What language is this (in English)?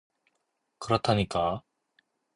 Korean